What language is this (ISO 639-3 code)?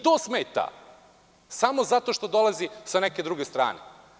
srp